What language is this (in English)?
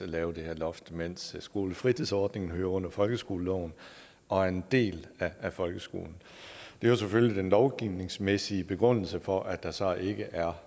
Danish